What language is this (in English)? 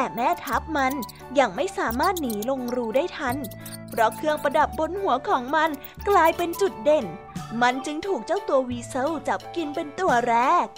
Thai